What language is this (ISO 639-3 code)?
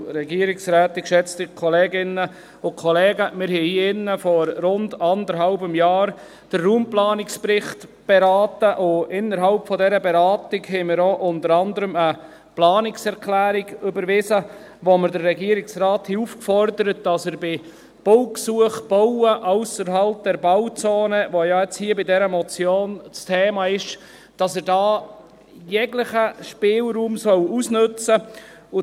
gsw